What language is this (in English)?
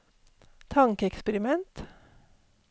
Norwegian